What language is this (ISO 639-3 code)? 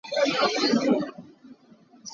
cnh